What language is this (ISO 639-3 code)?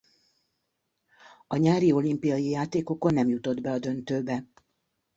hun